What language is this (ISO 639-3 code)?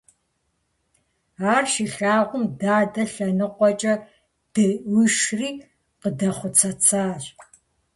kbd